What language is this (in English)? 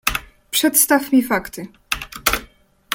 Polish